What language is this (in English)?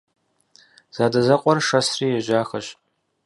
Kabardian